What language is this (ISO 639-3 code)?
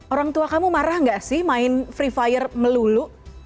ind